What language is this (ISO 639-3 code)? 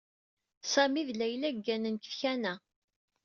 kab